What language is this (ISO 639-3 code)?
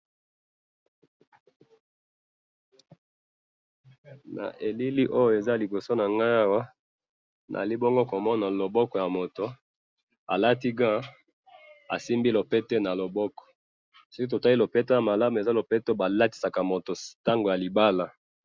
lin